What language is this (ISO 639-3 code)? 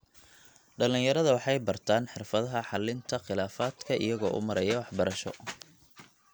som